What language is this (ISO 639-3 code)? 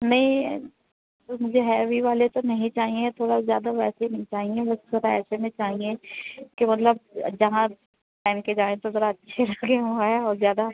urd